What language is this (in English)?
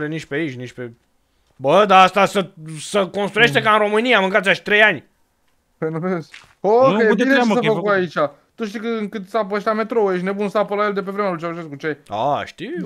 Romanian